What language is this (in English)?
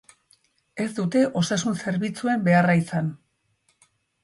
Basque